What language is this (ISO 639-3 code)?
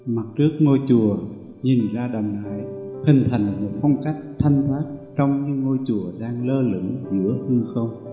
vie